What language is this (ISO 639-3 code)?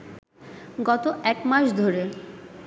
ben